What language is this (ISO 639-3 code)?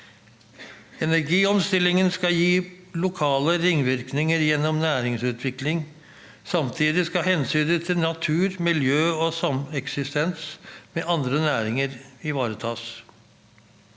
nor